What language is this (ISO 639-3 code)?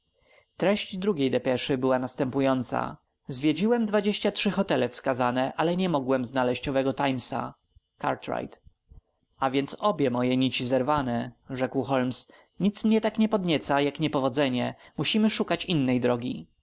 pol